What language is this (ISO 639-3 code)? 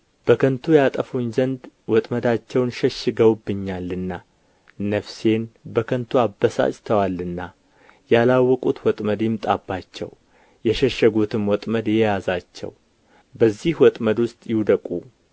amh